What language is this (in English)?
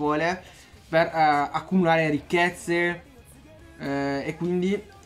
Italian